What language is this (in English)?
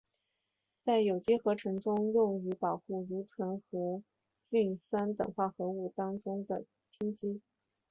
Chinese